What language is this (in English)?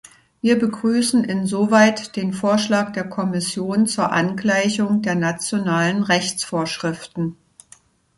German